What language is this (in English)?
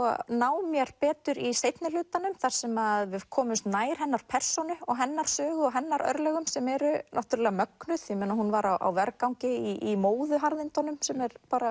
Icelandic